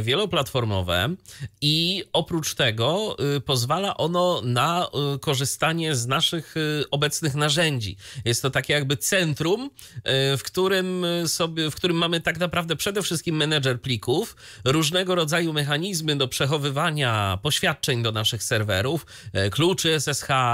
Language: Polish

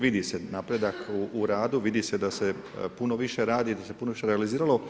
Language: Croatian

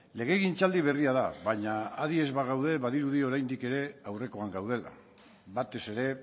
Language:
Basque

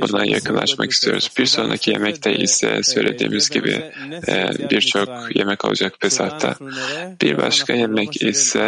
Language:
Turkish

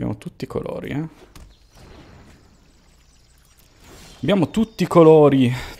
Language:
Italian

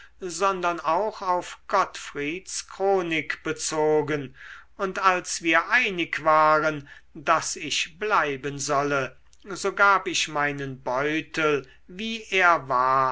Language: German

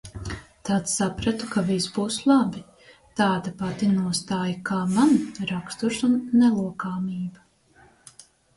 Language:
Latvian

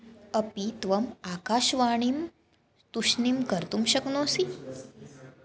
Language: Sanskrit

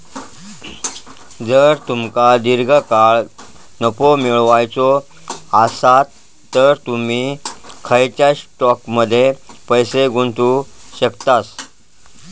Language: Marathi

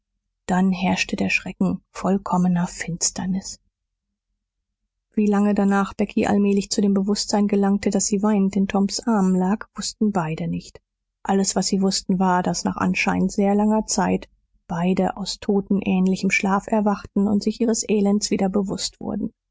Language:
German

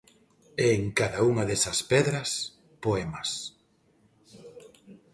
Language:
Galician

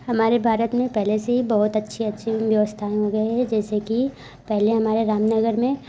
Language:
Hindi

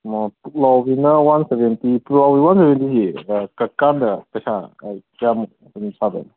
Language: Manipuri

